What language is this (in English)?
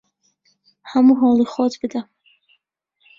Central Kurdish